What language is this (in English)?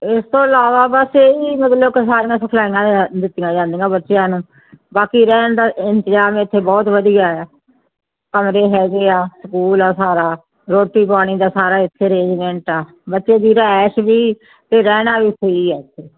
Punjabi